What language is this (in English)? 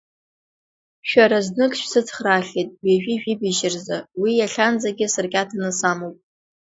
Abkhazian